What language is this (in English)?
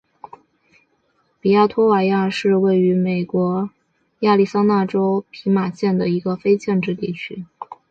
Chinese